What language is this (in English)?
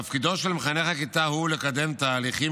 Hebrew